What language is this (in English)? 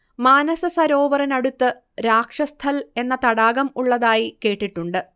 Malayalam